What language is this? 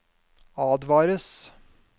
Norwegian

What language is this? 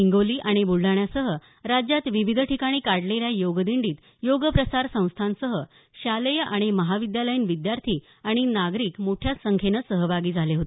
Marathi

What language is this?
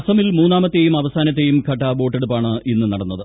Malayalam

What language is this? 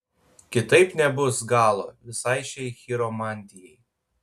Lithuanian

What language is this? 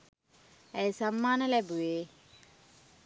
Sinhala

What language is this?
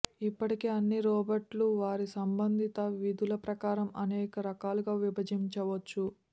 Telugu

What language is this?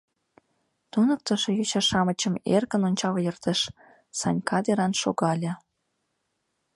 Mari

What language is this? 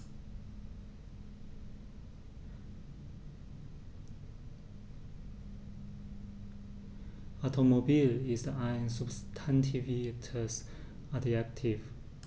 German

